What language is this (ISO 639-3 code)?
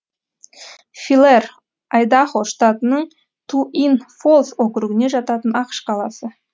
kaz